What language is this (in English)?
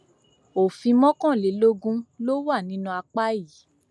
Yoruba